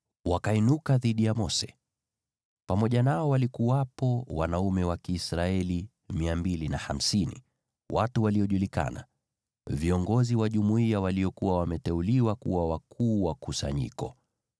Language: Swahili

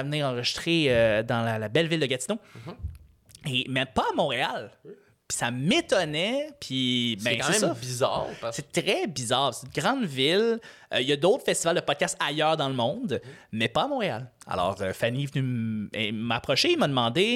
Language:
French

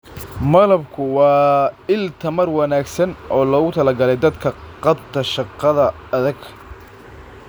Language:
Somali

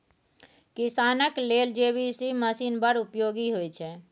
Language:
Maithili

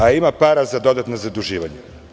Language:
Serbian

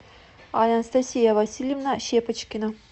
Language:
Russian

